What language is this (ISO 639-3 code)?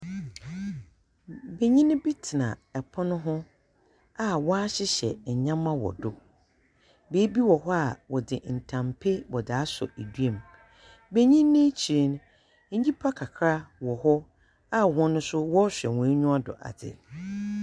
aka